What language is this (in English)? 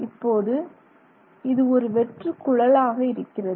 Tamil